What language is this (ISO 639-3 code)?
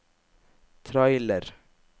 nor